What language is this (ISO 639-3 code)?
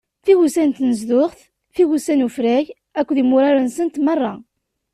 kab